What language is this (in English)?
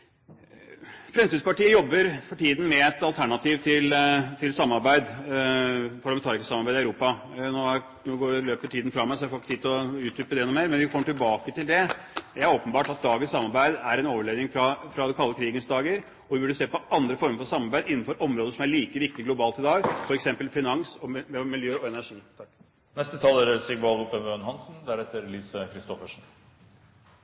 Norwegian